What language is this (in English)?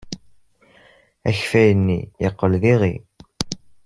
Kabyle